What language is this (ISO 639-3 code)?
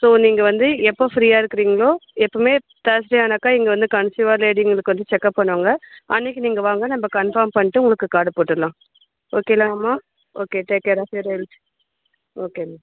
tam